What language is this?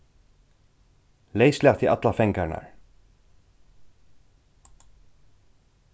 Faroese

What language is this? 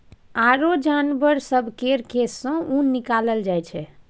Maithili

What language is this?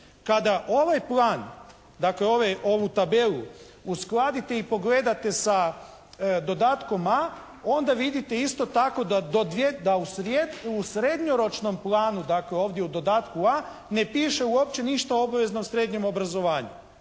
Croatian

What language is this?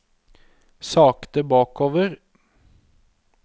Norwegian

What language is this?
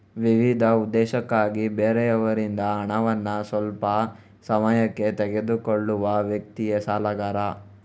Kannada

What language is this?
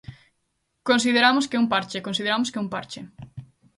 Galician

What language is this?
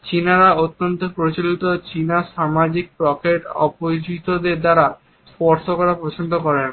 Bangla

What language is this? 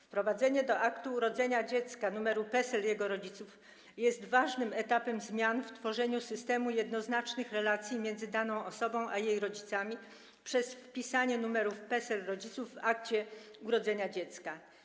Polish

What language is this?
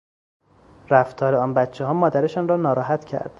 Persian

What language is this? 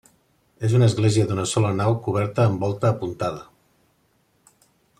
Catalan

